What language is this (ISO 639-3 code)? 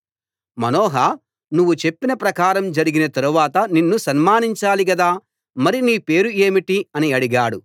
tel